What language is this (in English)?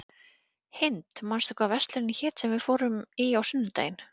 Icelandic